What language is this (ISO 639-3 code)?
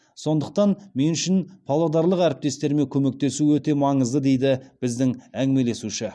kaz